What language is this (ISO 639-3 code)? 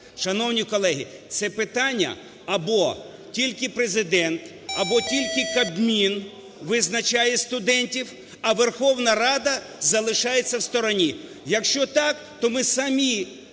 ukr